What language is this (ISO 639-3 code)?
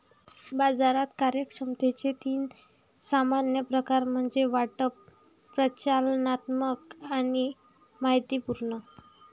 mar